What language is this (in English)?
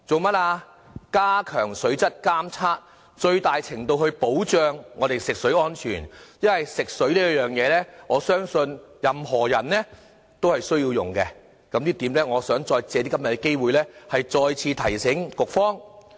Cantonese